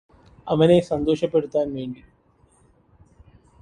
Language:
Malayalam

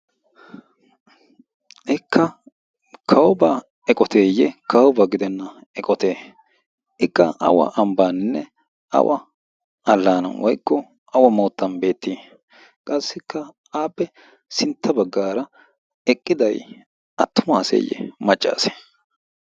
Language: Wolaytta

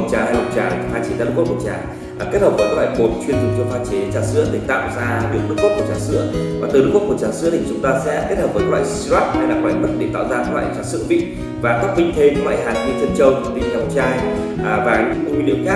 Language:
Vietnamese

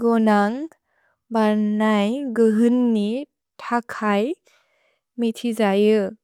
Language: Bodo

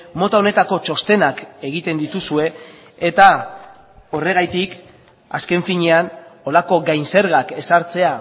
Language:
Basque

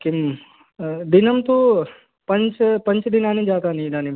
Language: Sanskrit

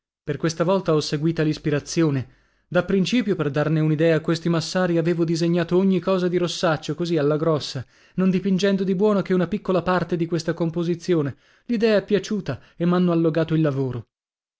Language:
Italian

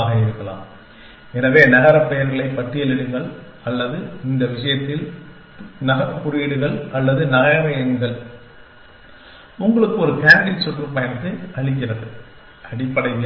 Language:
Tamil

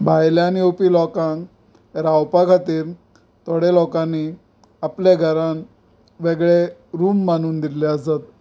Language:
Konkani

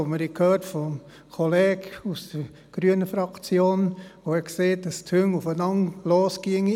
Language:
Swiss German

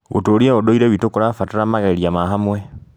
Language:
Kikuyu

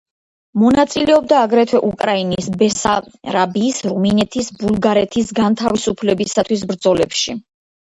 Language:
Georgian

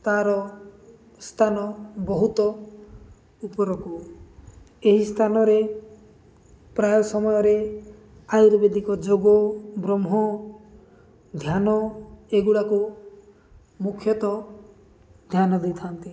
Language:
Odia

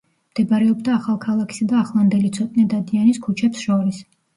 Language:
Georgian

